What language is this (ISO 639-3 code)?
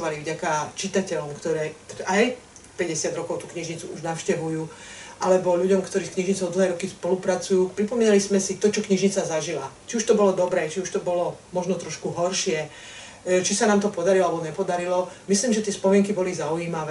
slk